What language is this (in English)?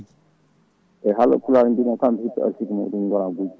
Fula